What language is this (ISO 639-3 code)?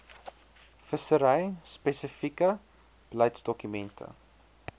afr